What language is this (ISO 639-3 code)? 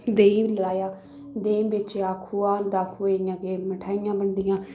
doi